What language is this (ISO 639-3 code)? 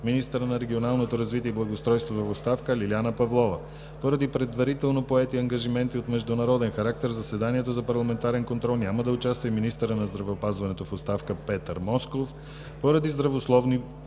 bul